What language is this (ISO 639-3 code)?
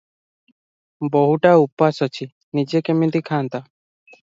ori